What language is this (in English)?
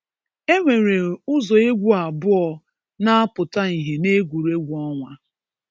Igbo